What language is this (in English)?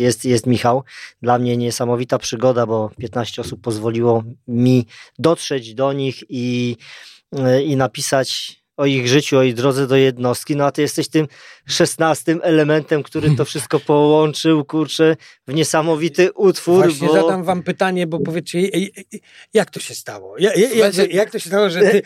Polish